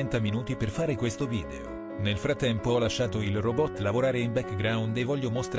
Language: Italian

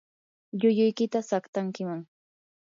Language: Yanahuanca Pasco Quechua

